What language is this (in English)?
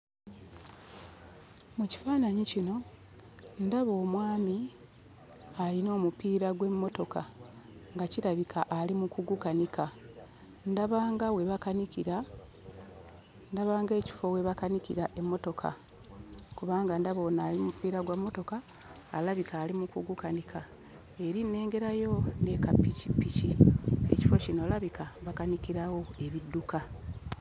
Ganda